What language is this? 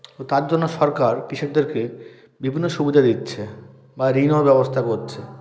Bangla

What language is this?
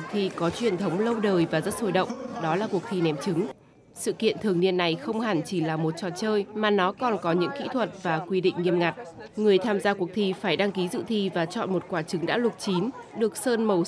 Vietnamese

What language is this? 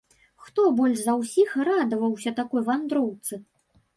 Belarusian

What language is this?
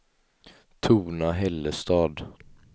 Swedish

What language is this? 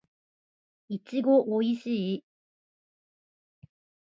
Japanese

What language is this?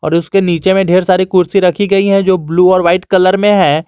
Hindi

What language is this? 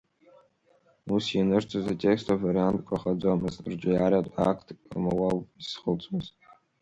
Abkhazian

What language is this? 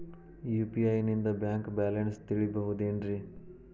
Kannada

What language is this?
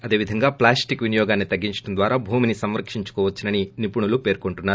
Telugu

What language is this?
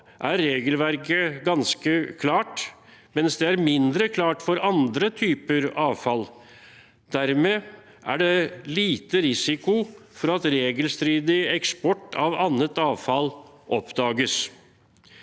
Norwegian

